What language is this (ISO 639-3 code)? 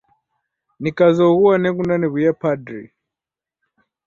dav